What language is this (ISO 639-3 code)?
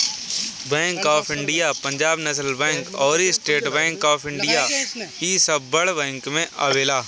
bho